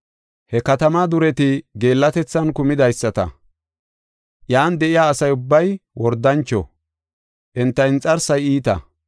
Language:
Gofa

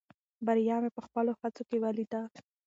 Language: Pashto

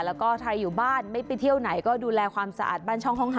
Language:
Thai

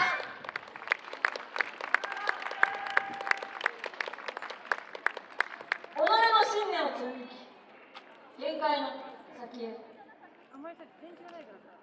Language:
Japanese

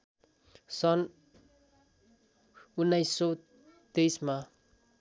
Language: Nepali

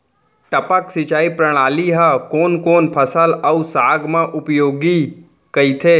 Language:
Chhattisgarhi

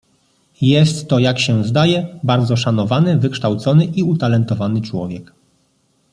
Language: Polish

